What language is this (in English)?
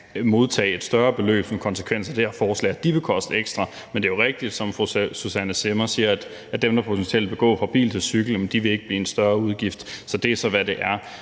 Danish